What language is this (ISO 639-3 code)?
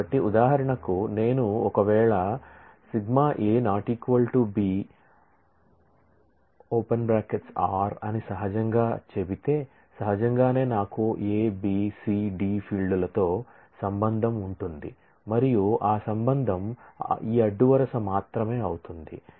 tel